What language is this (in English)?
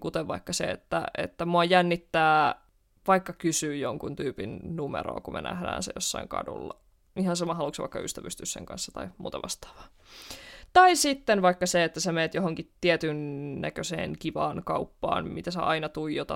Finnish